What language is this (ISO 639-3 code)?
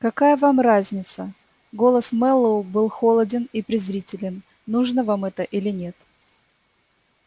rus